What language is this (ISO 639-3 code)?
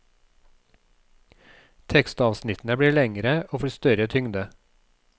nor